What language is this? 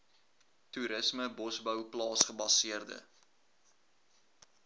Afrikaans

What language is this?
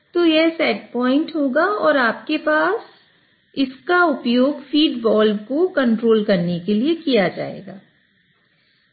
Hindi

